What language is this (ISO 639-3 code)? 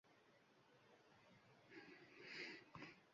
uzb